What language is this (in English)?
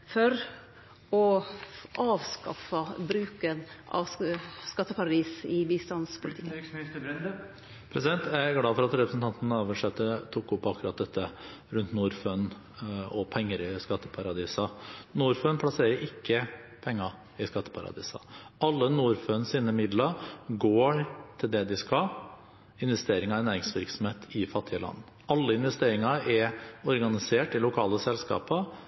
Norwegian